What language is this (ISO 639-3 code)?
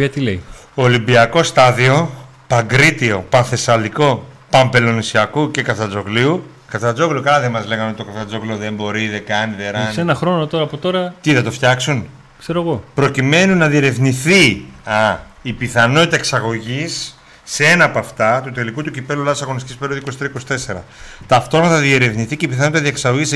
ell